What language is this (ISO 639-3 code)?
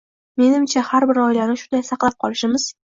uzb